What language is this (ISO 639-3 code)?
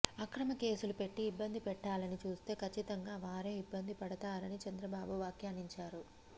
tel